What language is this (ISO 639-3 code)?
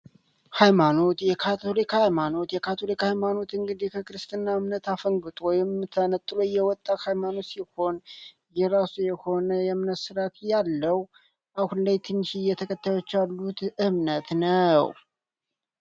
amh